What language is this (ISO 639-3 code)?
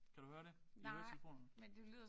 dan